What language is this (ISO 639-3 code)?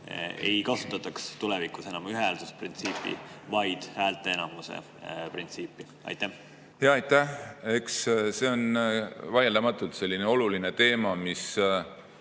est